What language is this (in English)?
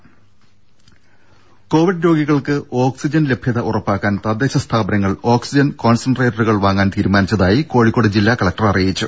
Malayalam